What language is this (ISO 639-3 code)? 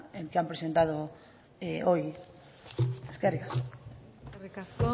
eus